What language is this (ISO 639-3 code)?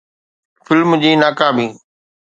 snd